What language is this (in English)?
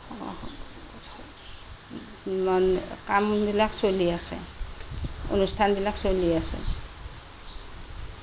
Assamese